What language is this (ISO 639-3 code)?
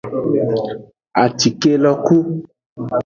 ajg